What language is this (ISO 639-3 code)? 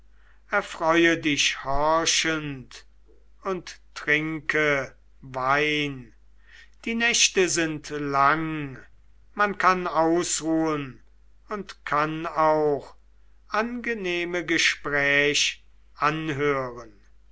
deu